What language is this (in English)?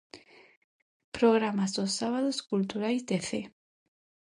Galician